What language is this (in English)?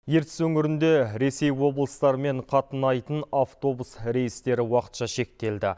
Kazakh